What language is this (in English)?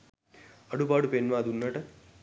Sinhala